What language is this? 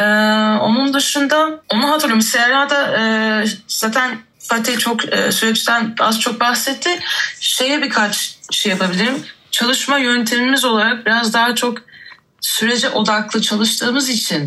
Turkish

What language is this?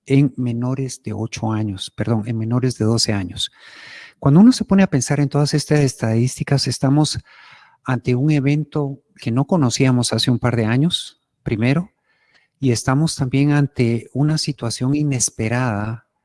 Spanish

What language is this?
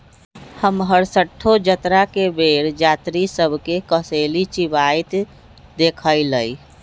Magahi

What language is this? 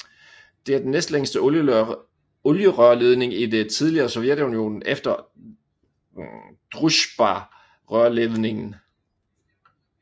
Danish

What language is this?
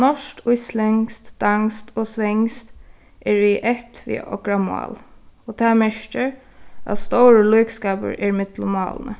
Faroese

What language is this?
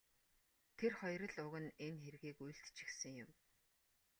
Mongolian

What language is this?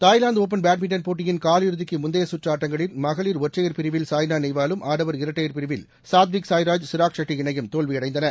Tamil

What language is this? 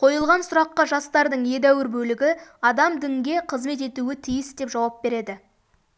Kazakh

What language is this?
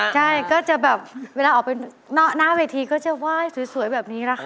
Thai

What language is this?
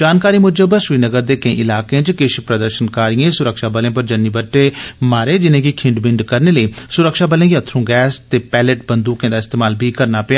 Dogri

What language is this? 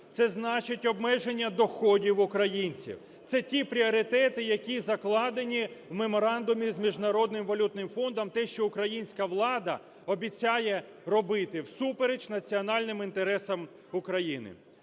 Ukrainian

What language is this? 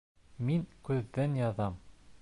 Bashkir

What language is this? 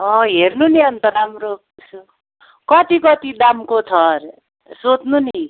Nepali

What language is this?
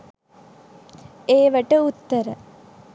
Sinhala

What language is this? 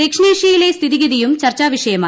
Malayalam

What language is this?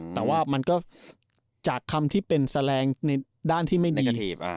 Thai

